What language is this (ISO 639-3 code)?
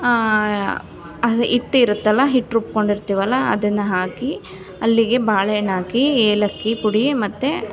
kan